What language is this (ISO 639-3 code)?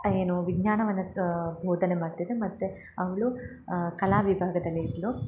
kan